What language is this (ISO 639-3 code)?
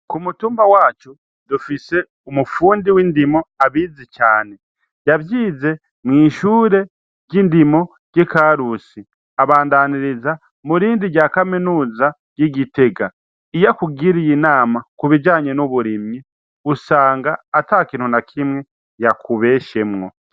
run